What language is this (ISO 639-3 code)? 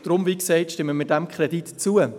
gsw